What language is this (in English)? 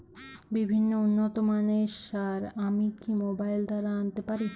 Bangla